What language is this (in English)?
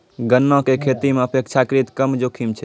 Maithili